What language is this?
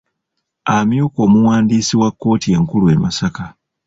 Ganda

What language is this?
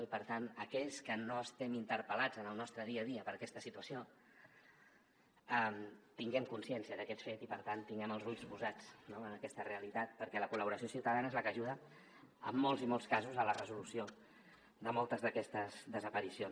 Catalan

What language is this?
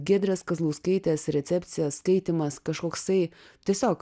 Lithuanian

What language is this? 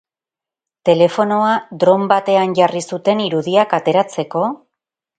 Basque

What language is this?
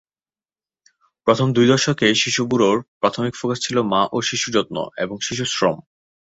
Bangla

